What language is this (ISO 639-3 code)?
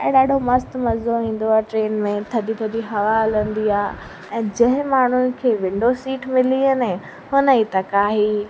snd